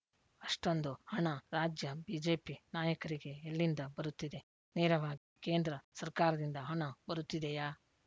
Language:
Kannada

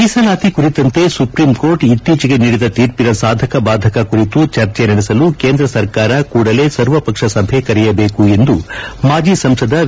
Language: Kannada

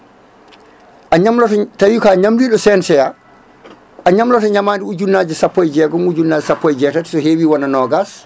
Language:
Fula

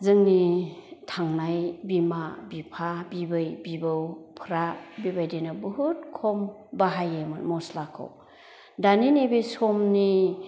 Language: Bodo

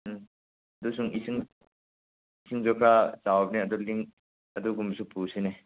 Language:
Manipuri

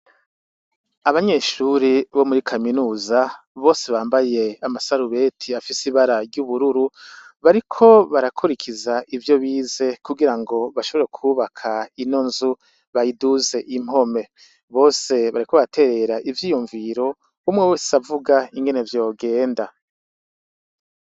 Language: Rundi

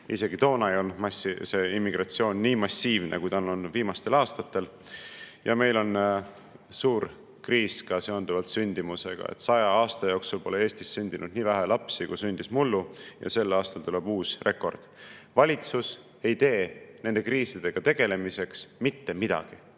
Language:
Estonian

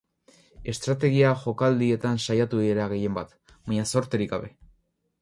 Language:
Basque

